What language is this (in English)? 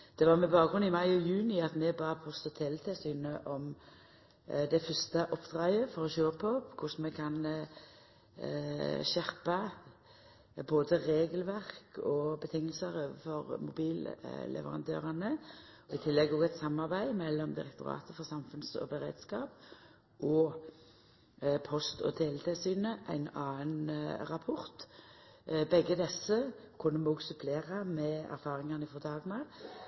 Norwegian Nynorsk